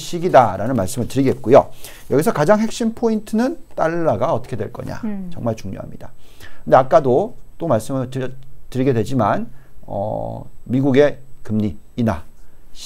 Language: Korean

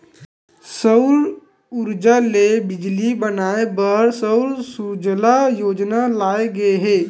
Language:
Chhattisgarhi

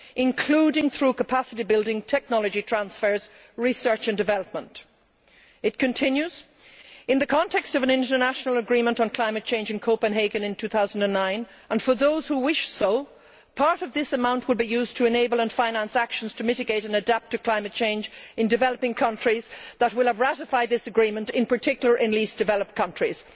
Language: English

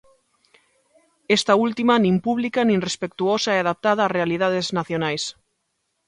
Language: Galician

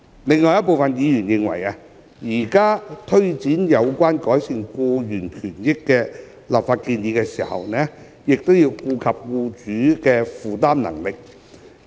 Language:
Cantonese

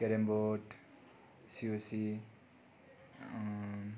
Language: Nepali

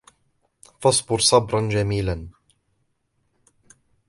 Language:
Arabic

